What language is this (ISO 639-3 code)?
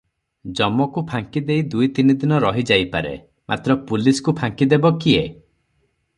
ori